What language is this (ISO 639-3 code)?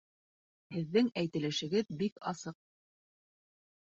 bak